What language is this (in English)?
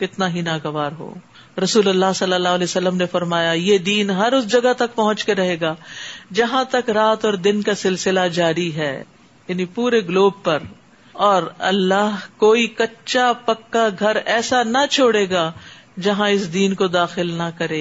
Urdu